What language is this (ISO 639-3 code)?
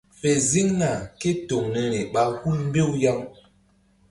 mdd